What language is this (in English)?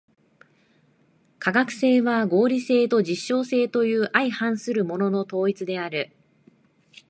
Japanese